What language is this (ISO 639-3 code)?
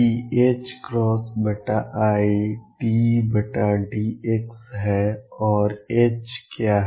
hin